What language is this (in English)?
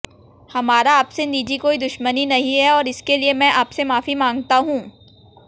Hindi